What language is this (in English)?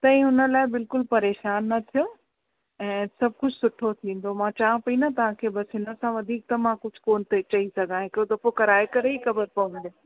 Sindhi